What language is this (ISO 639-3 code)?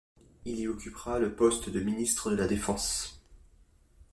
fra